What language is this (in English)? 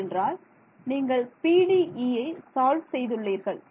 Tamil